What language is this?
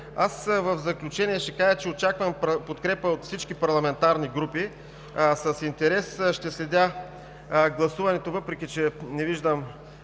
Bulgarian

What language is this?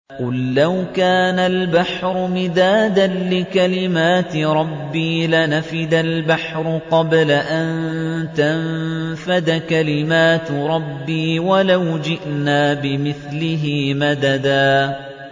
Arabic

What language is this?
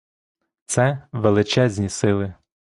Ukrainian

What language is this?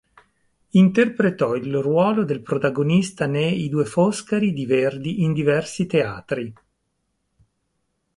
Italian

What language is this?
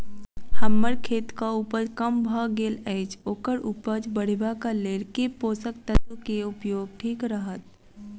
Maithili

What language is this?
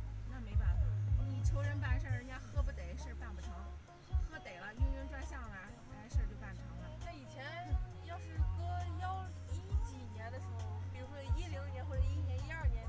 Chinese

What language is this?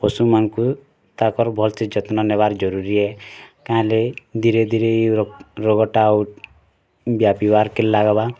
Odia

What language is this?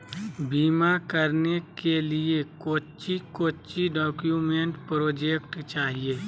Magahi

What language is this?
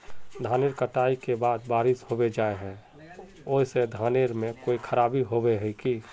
Magahi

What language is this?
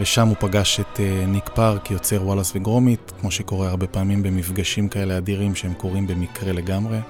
Hebrew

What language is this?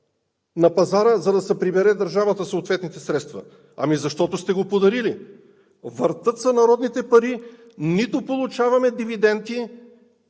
Bulgarian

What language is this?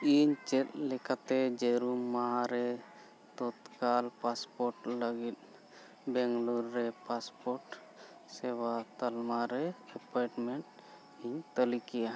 Santali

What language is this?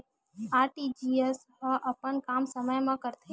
Chhattisgarhi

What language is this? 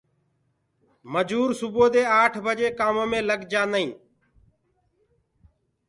Gurgula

